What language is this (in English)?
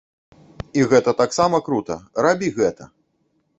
Belarusian